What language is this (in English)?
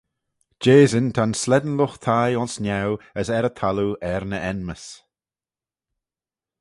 Manx